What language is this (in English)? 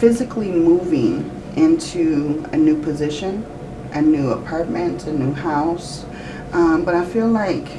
English